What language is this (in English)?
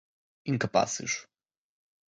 Portuguese